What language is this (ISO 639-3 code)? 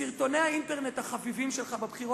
heb